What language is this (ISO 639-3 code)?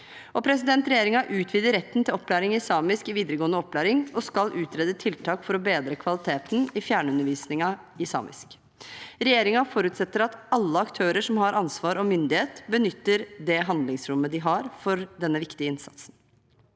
nor